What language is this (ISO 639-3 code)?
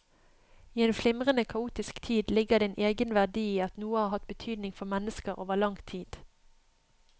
nor